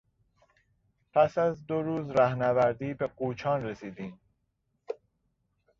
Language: Persian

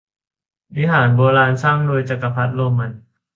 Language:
Thai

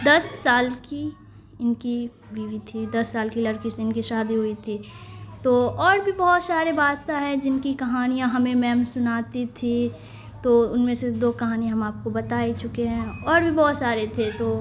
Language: Urdu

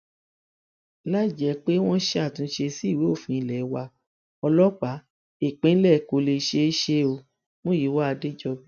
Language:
Yoruba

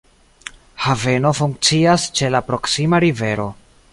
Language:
Esperanto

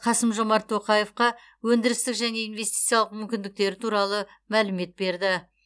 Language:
Kazakh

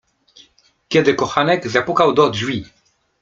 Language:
Polish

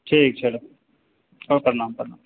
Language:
Maithili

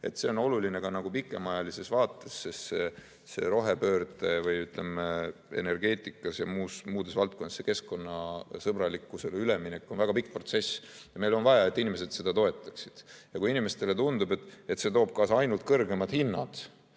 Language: Estonian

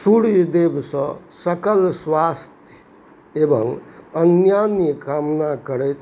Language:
Maithili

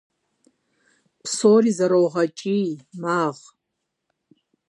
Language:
Kabardian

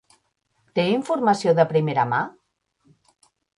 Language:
Catalan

